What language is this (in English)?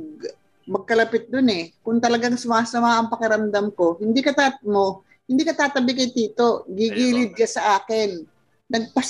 Filipino